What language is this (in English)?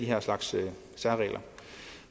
Danish